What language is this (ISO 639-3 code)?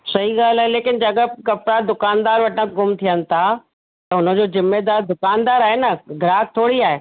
snd